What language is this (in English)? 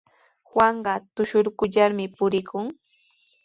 Sihuas Ancash Quechua